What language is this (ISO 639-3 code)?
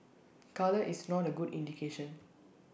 eng